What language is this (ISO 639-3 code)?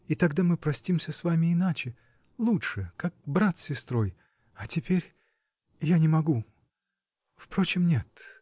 rus